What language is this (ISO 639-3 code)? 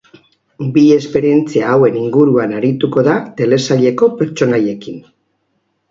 eus